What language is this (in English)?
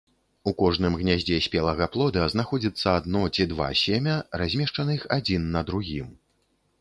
Belarusian